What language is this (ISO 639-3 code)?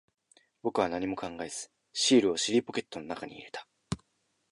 jpn